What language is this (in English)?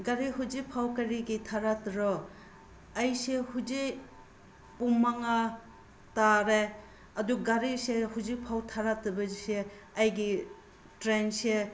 Manipuri